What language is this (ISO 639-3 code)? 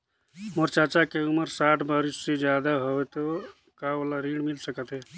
hne